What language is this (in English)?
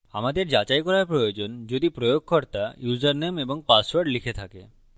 Bangla